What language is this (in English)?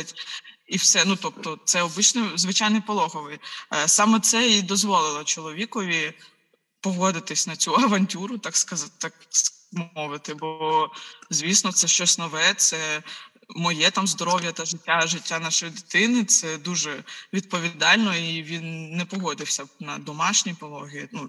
Ukrainian